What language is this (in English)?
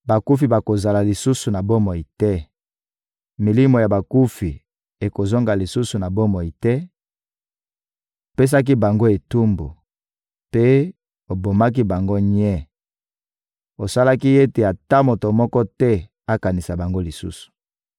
Lingala